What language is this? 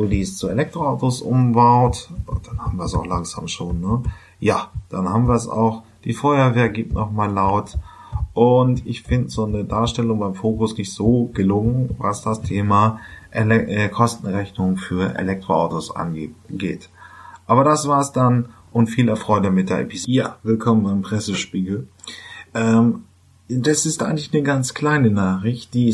German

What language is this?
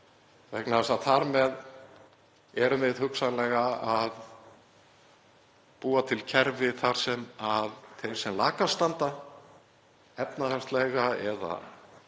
Icelandic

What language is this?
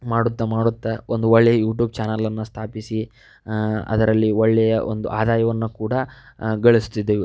Kannada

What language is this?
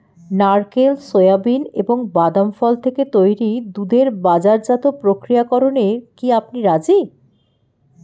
Bangla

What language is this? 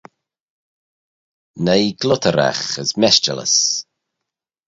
Manx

